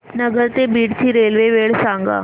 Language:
Marathi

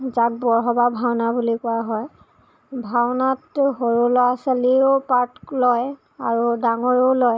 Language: Assamese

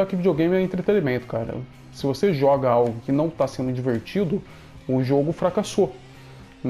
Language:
Portuguese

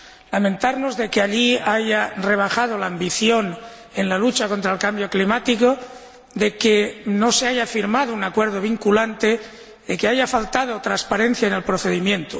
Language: Spanish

